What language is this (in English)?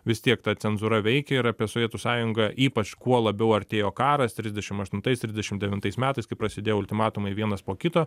Lithuanian